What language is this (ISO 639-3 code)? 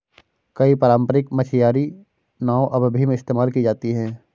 hin